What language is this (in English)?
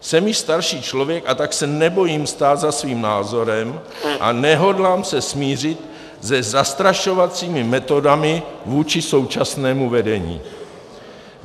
Czech